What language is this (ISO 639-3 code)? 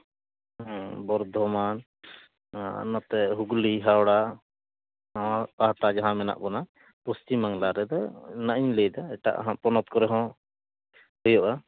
sat